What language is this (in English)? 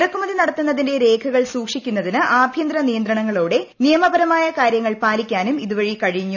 Malayalam